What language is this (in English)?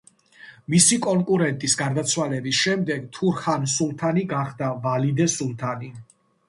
Georgian